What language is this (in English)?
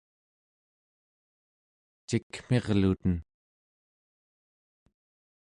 Central Yupik